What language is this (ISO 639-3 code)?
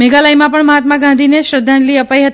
guj